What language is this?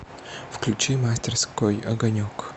Russian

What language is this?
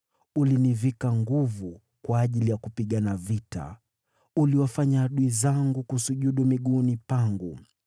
Swahili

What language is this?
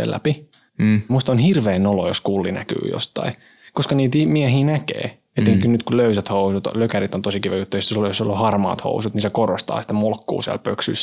Finnish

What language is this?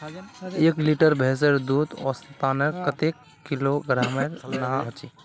Magahi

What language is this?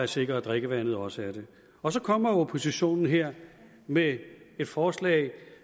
Danish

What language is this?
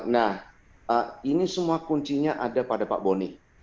Indonesian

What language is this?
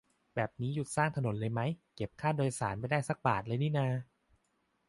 Thai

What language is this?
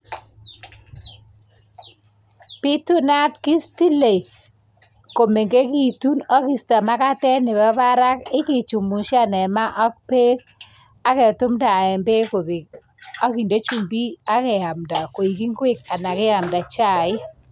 Kalenjin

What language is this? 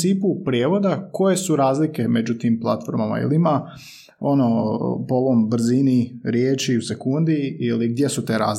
Croatian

